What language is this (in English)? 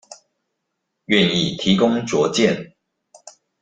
Chinese